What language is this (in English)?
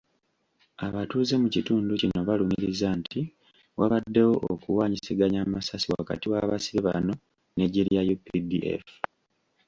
Ganda